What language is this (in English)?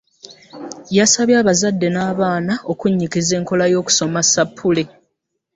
Ganda